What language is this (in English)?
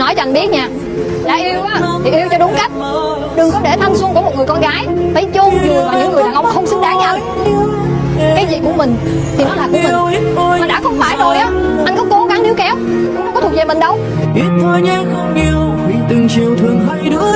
Vietnamese